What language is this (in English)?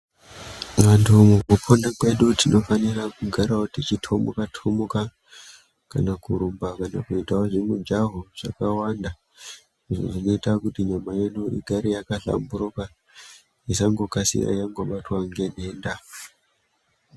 Ndau